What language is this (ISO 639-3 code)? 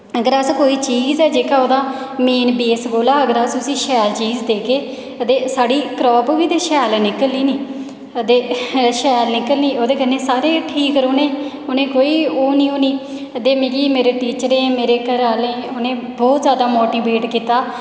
doi